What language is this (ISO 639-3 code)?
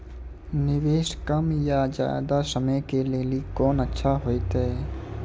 mai